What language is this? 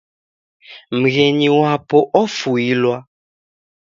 Taita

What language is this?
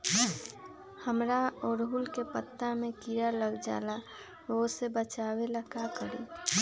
Magahi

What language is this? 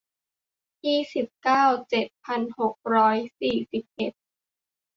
Thai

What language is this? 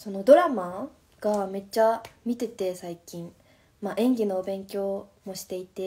Japanese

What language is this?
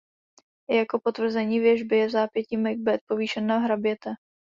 Czech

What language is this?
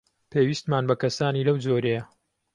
Central Kurdish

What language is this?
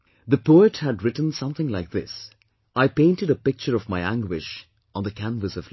English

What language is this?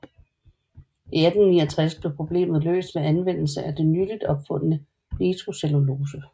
Danish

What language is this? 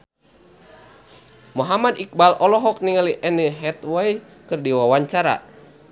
Sundanese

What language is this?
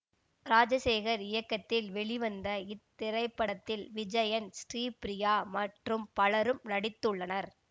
Tamil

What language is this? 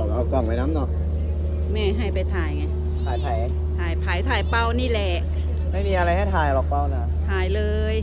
Thai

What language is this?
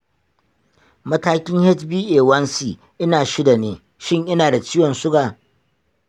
Hausa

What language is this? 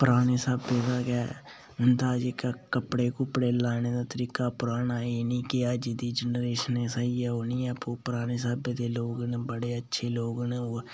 Dogri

